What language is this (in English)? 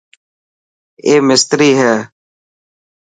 Dhatki